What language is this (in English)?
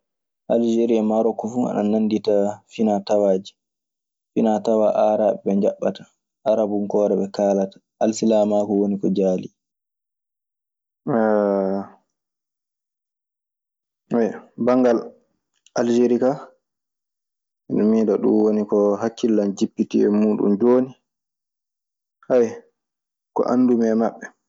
Maasina Fulfulde